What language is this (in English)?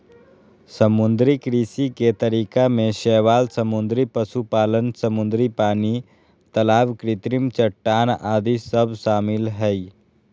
Magahi